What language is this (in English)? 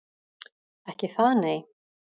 Icelandic